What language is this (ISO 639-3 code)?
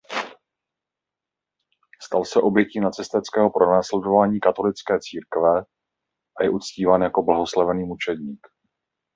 ces